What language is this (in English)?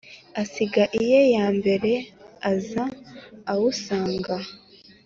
Kinyarwanda